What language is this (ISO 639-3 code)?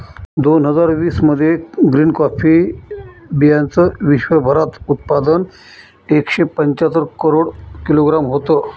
mar